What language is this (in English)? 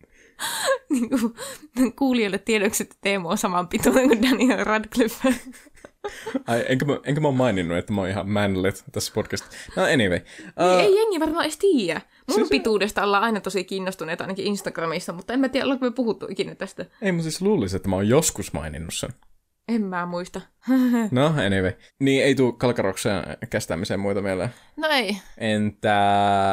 Finnish